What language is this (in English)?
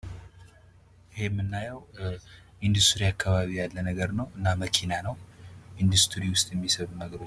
Amharic